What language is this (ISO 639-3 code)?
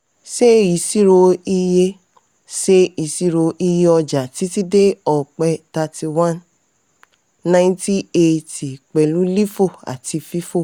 yor